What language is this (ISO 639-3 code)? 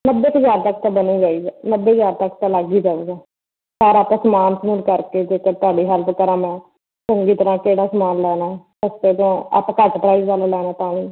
pan